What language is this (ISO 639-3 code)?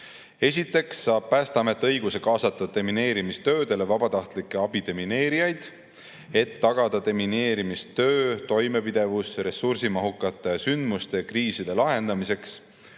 est